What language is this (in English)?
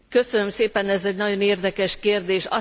Hungarian